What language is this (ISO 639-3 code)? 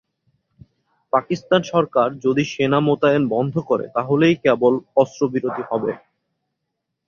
ben